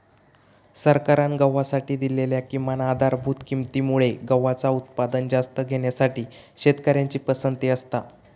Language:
Marathi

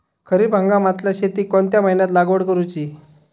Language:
Marathi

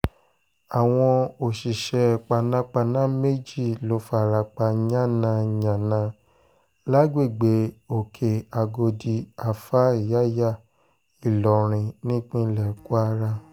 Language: Yoruba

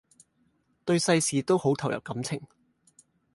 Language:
Cantonese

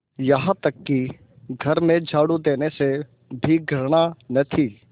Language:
Hindi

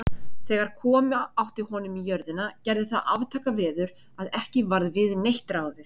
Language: Icelandic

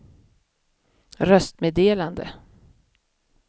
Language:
Swedish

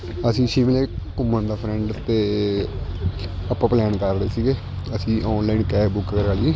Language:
Punjabi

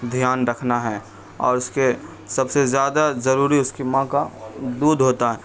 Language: Urdu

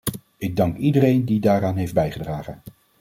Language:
Dutch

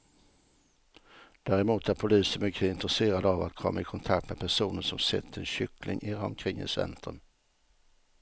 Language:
Swedish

